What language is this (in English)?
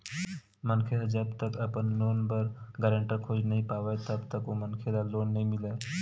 Chhattisgarhi